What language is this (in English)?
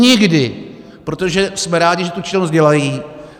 Czech